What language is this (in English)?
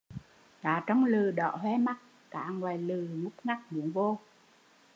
Vietnamese